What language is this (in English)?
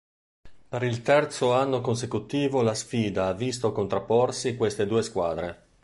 Italian